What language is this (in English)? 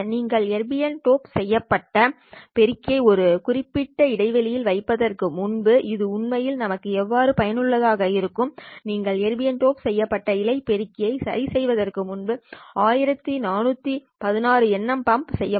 Tamil